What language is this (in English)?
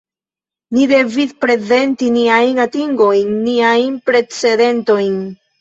Esperanto